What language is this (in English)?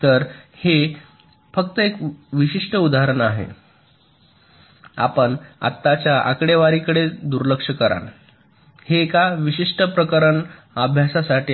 Marathi